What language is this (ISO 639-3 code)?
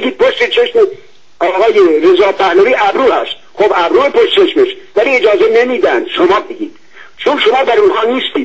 fas